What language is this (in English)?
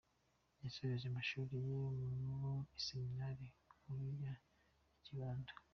Kinyarwanda